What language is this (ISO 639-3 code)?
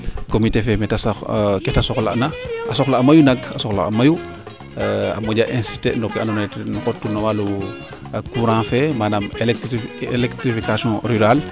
srr